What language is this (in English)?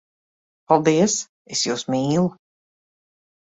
Latvian